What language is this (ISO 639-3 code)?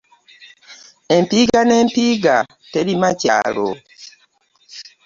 lug